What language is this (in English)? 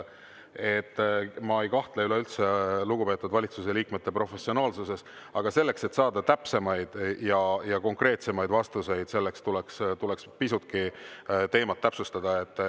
Estonian